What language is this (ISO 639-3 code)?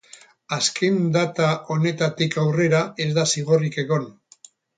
eus